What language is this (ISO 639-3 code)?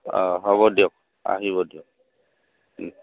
asm